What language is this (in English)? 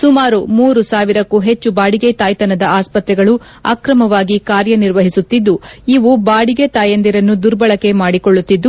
Kannada